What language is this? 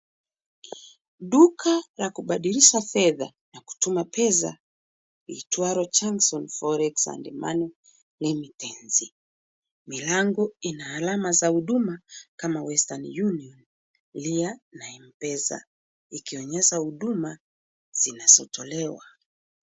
Swahili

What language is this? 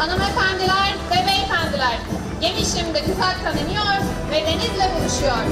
Turkish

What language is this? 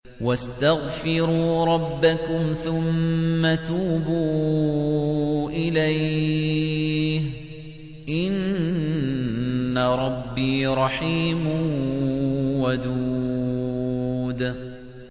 Arabic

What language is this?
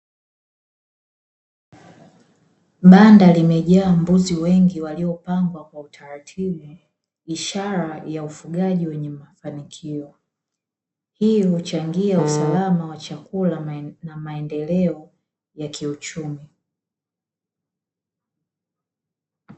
Swahili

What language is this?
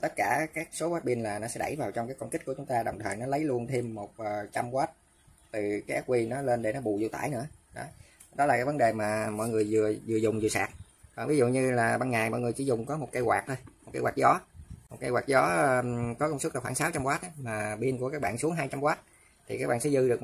Vietnamese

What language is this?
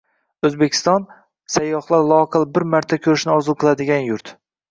Uzbek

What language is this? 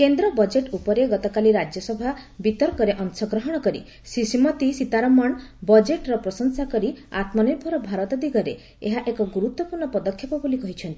Odia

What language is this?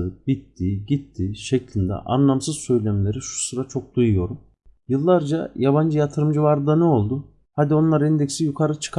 Turkish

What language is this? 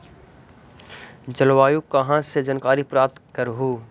Magahi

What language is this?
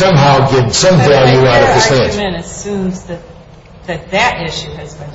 English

